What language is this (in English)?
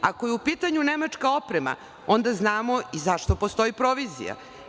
Serbian